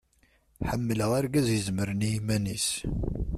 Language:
Kabyle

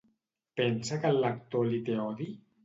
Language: Catalan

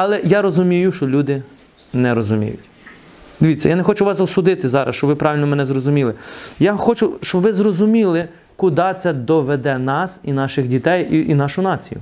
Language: Ukrainian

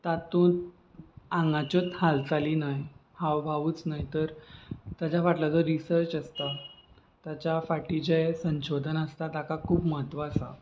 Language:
Konkani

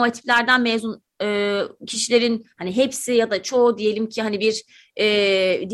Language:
Turkish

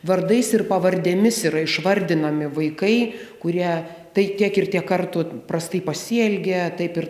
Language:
Lithuanian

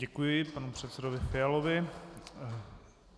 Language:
Czech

